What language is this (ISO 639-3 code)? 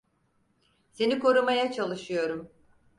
tur